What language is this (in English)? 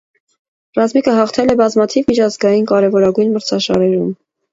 Armenian